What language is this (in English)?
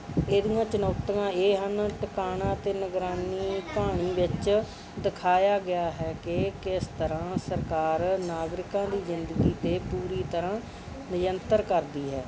Punjabi